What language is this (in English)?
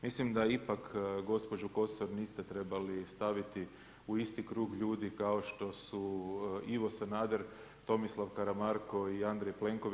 Croatian